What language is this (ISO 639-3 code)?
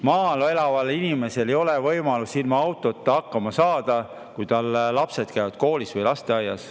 est